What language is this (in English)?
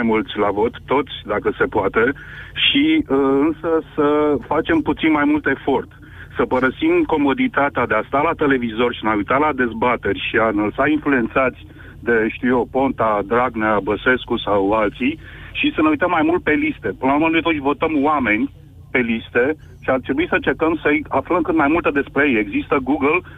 Romanian